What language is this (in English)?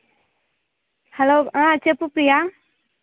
Telugu